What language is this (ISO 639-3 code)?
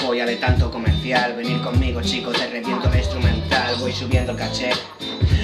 ell